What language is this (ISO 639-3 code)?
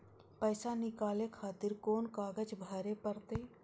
mai